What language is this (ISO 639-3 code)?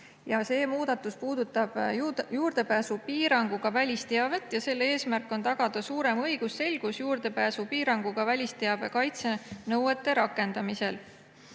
est